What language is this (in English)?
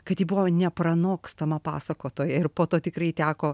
Lithuanian